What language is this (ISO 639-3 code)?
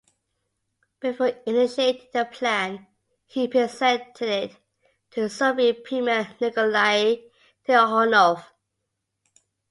eng